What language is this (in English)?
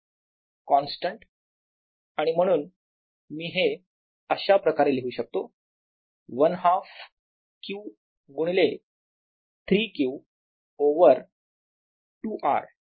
Marathi